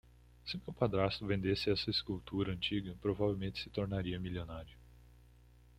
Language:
Portuguese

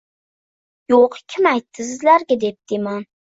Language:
Uzbek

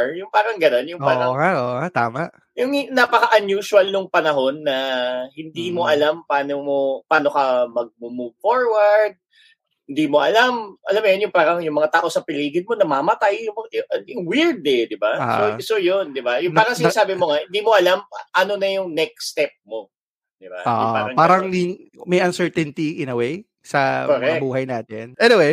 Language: Filipino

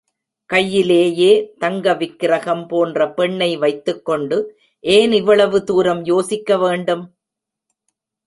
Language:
Tamil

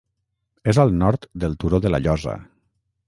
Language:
Catalan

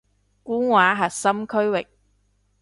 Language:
Cantonese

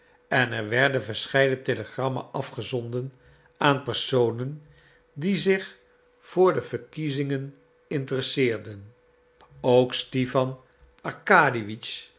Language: Dutch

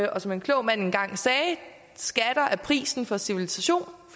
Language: Danish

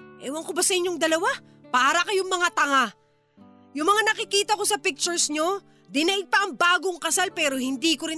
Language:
Filipino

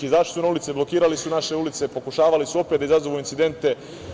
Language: Serbian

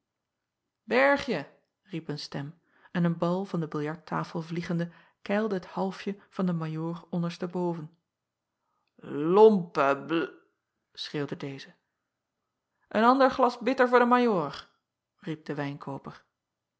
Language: Dutch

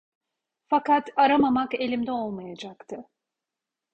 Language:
Turkish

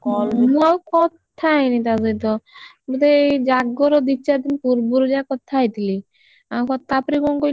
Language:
Odia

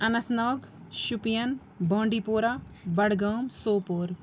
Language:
Kashmiri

